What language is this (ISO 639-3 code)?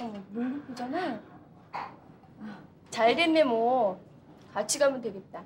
kor